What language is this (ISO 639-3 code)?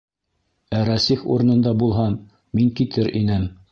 bak